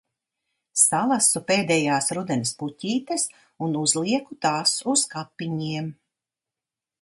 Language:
Latvian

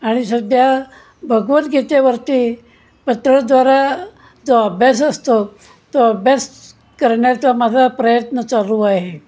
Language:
Marathi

